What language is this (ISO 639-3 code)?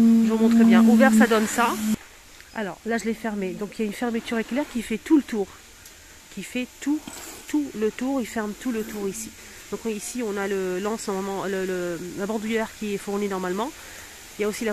fra